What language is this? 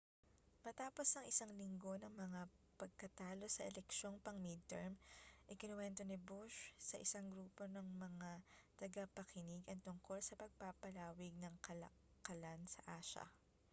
Filipino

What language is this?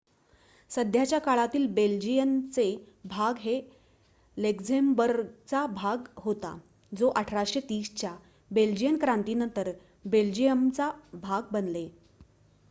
Marathi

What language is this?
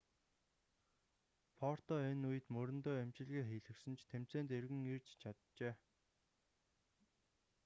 Mongolian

